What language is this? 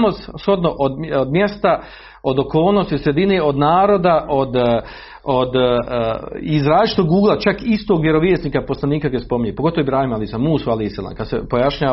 Croatian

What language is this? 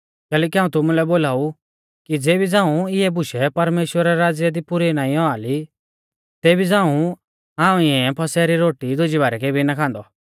Mahasu Pahari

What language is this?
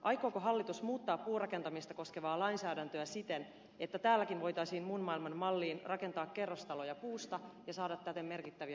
Finnish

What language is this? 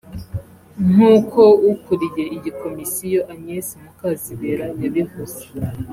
Kinyarwanda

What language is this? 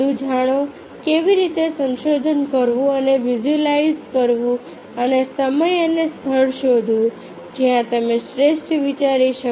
Gujarati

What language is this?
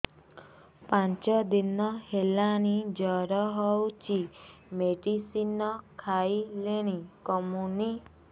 Odia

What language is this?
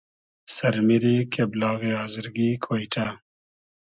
Hazaragi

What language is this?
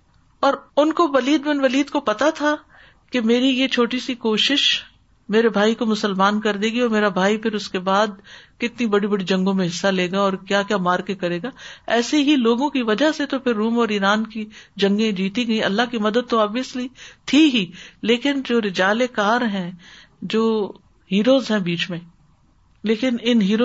Urdu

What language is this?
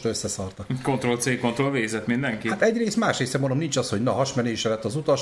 Hungarian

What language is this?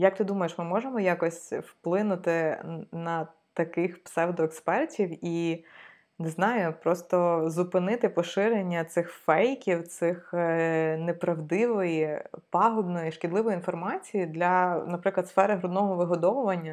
Ukrainian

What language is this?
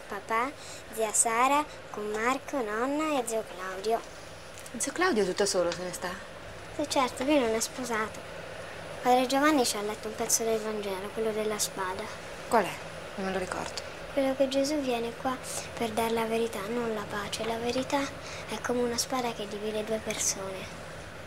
Italian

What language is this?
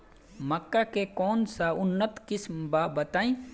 Bhojpuri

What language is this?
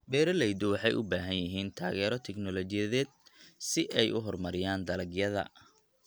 Somali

